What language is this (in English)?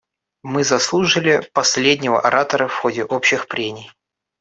Russian